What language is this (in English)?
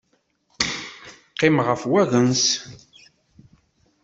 Kabyle